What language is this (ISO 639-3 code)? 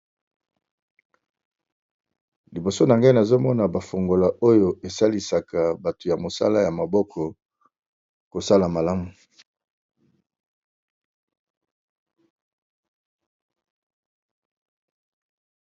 lin